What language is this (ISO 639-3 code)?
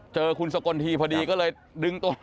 tha